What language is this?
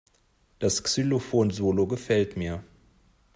German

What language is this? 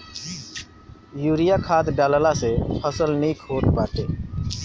Bhojpuri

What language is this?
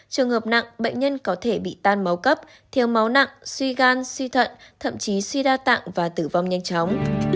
Vietnamese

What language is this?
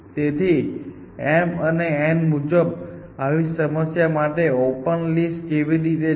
Gujarati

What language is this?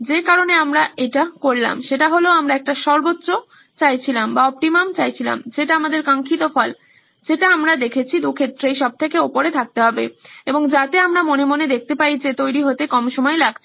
Bangla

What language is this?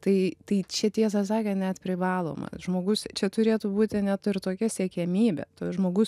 Lithuanian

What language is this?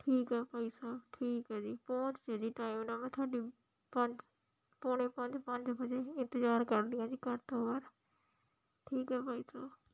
Punjabi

